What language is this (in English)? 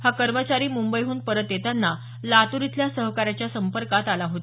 Marathi